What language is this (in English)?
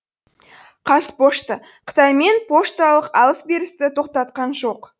Kazakh